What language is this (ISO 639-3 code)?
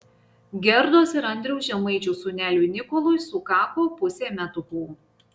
lit